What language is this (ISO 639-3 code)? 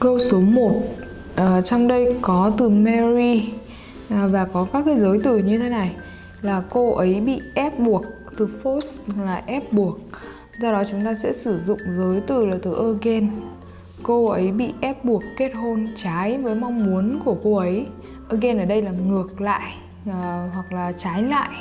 vie